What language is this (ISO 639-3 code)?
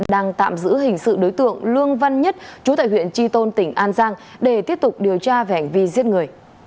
vie